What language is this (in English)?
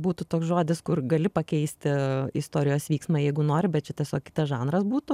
Lithuanian